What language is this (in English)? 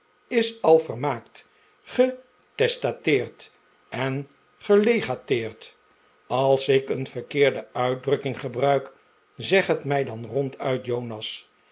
Dutch